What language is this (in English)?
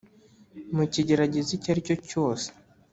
Kinyarwanda